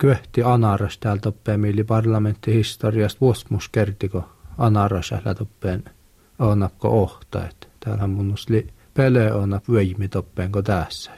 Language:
Finnish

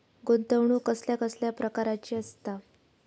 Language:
Marathi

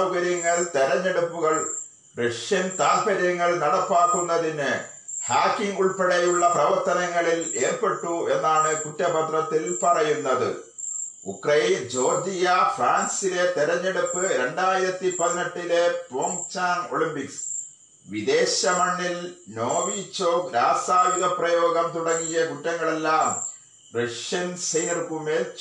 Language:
Malayalam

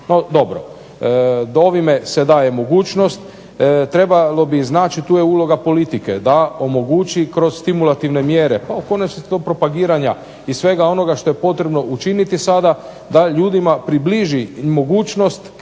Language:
Croatian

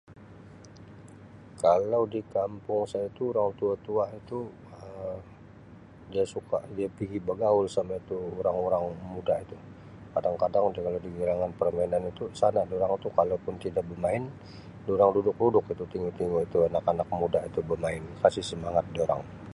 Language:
Sabah Malay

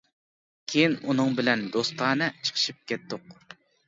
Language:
Uyghur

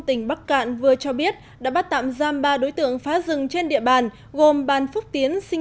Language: Vietnamese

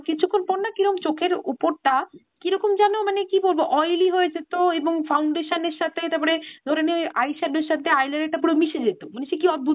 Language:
Bangla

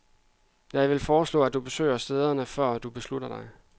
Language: Danish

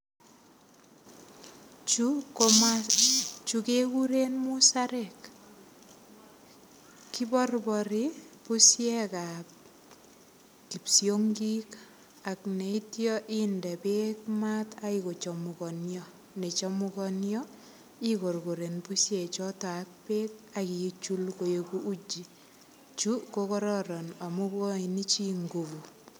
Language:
Kalenjin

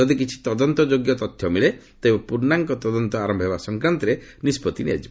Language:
Odia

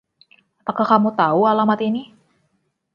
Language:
Indonesian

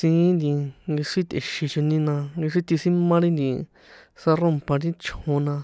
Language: San Juan Atzingo Popoloca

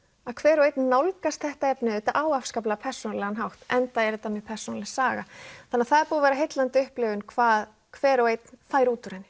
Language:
Icelandic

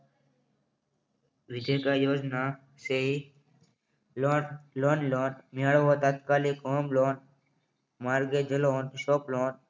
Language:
Gujarati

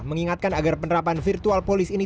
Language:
Indonesian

